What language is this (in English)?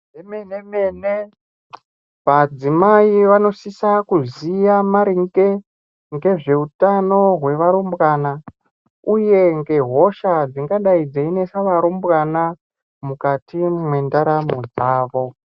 Ndau